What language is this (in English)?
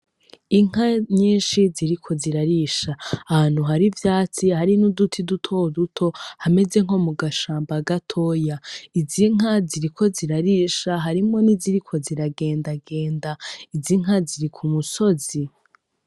Rundi